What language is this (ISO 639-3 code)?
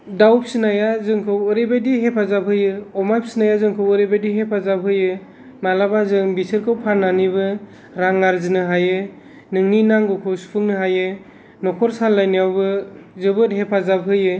brx